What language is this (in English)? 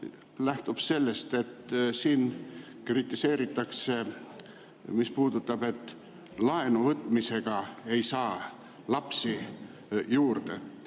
Estonian